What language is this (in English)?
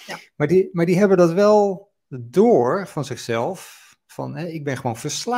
Dutch